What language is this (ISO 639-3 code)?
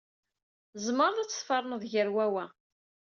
kab